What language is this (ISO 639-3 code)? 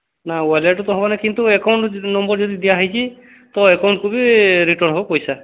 ori